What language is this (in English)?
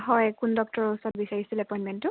Assamese